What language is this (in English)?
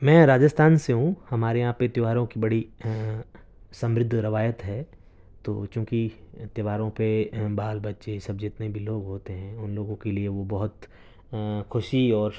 Urdu